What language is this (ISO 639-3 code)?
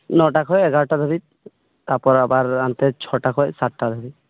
sat